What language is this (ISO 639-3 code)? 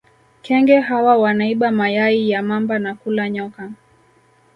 swa